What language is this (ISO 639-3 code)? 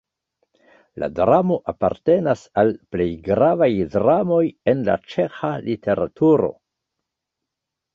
epo